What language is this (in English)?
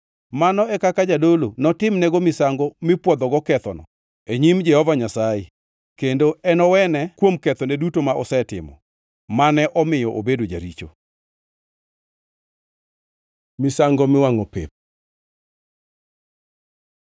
Luo (Kenya and Tanzania)